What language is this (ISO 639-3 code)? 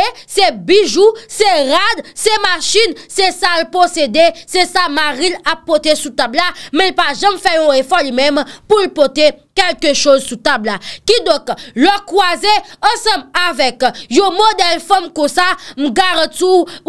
fra